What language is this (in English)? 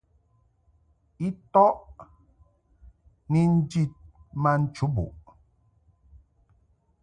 Mungaka